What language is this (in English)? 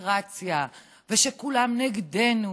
Hebrew